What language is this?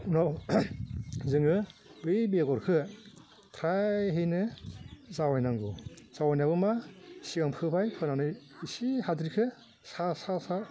Bodo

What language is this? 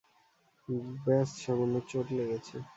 Bangla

